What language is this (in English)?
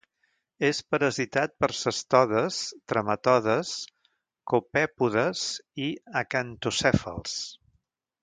Catalan